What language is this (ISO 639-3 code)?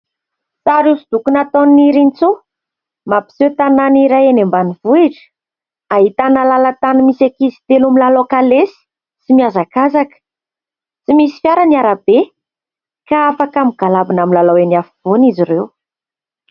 mlg